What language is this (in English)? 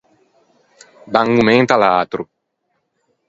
Ligurian